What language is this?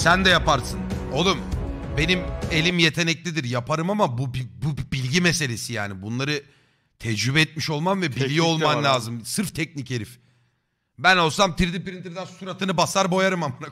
Turkish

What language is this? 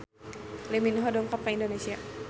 Sundanese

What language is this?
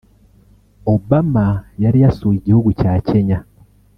Kinyarwanda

